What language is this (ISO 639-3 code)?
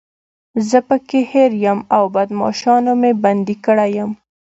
pus